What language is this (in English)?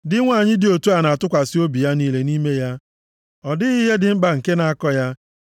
Igbo